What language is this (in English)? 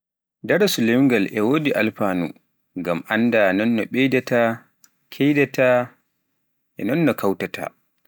Pular